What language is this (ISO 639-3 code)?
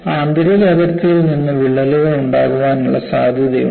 mal